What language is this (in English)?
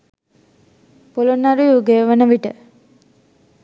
Sinhala